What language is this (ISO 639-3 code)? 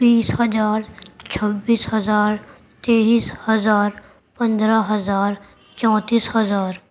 urd